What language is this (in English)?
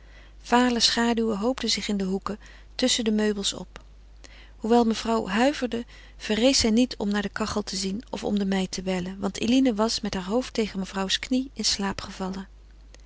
Dutch